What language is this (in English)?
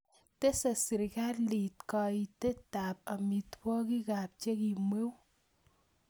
Kalenjin